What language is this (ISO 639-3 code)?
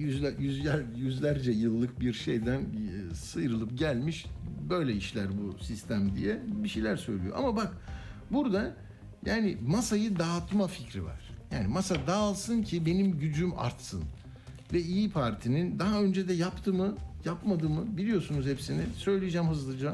tur